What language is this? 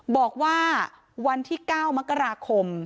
Thai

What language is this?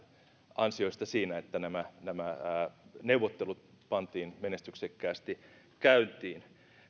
Finnish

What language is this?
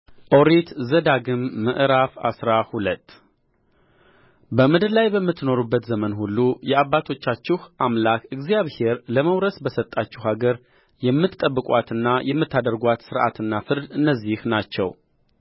Amharic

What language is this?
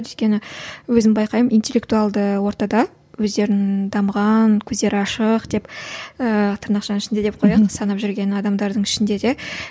Kazakh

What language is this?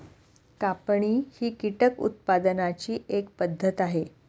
Marathi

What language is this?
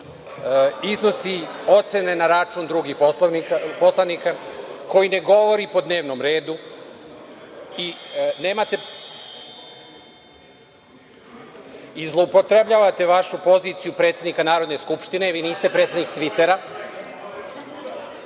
Serbian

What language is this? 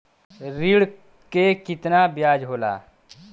Bhojpuri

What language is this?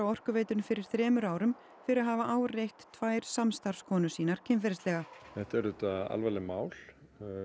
Icelandic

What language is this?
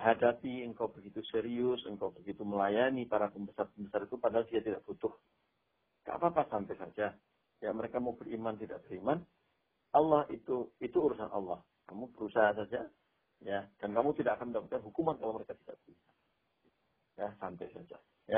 Indonesian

